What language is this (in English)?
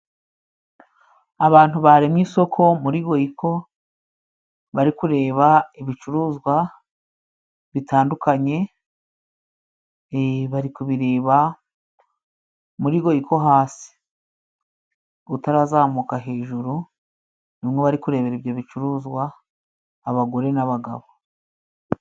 Kinyarwanda